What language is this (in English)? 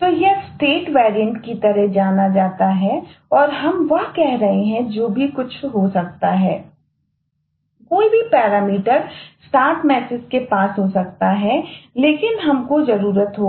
Hindi